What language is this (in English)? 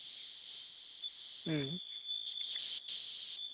Santali